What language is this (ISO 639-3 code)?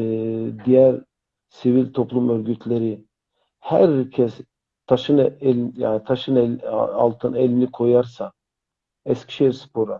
tur